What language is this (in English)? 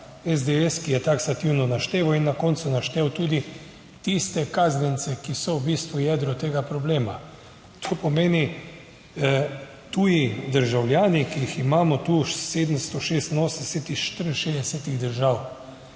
Slovenian